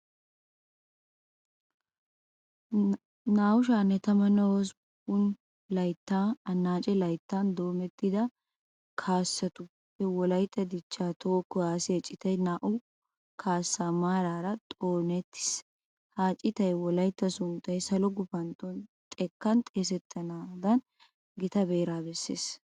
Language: Wolaytta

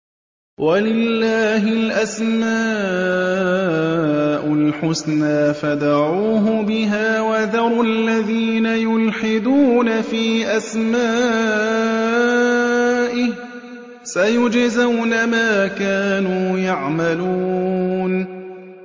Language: Arabic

